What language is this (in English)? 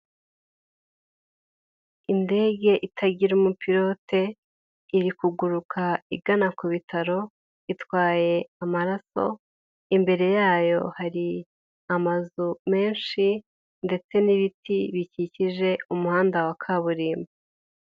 Kinyarwanda